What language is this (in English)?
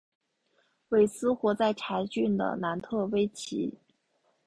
Chinese